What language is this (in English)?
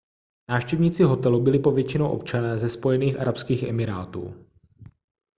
Czech